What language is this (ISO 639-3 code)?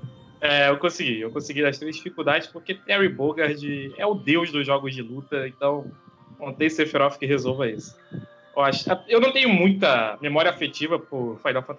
por